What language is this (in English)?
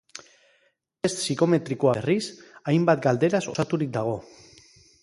Basque